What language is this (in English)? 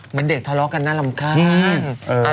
Thai